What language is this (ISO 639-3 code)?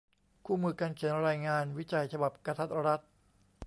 tha